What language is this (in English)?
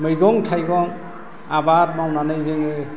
Bodo